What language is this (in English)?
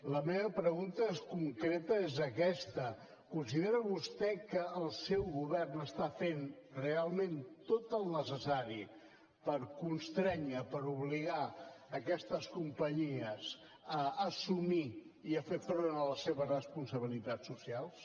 Catalan